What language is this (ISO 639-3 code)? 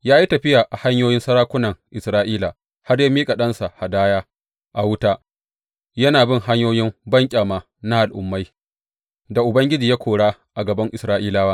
hau